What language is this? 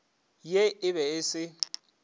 Northern Sotho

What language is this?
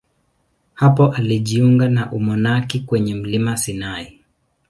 Swahili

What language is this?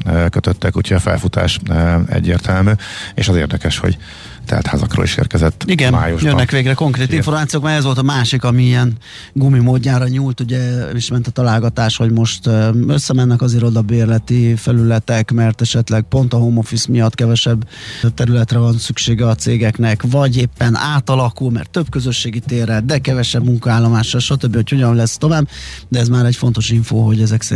Hungarian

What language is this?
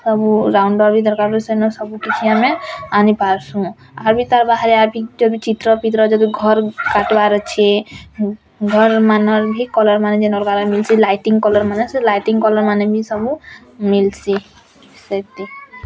Odia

